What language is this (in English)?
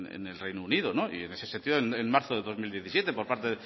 Spanish